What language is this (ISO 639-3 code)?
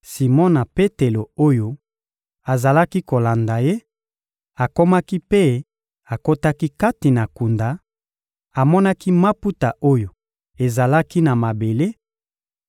lin